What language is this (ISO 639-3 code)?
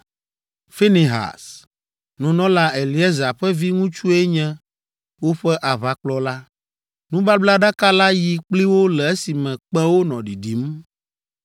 ewe